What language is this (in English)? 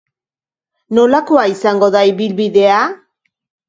Basque